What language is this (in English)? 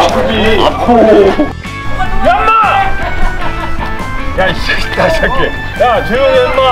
Korean